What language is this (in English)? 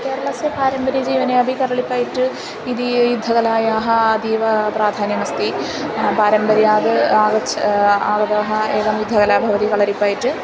Sanskrit